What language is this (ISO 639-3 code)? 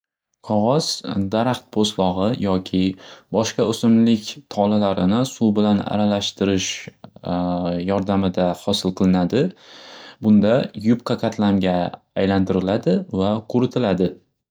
uzb